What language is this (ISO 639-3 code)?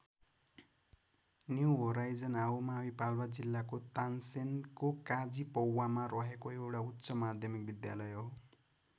nep